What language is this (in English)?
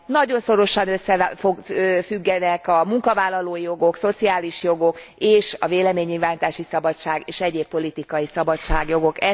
Hungarian